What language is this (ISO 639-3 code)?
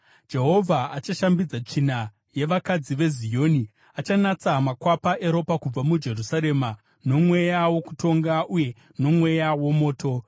sna